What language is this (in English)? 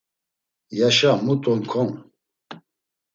Laz